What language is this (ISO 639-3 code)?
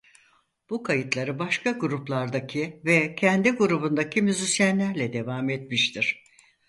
tur